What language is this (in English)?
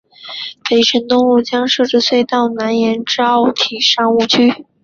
Chinese